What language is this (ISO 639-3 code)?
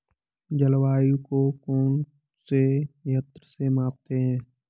hin